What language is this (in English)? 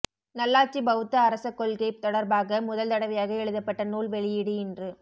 Tamil